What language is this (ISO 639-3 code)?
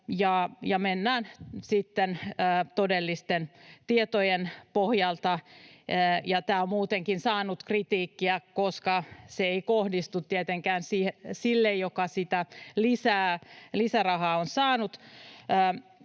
fin